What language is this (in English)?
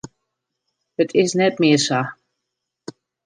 Western Frisian